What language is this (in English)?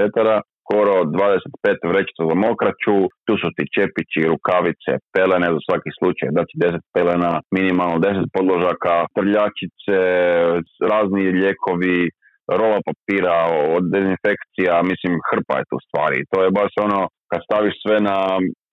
Croatian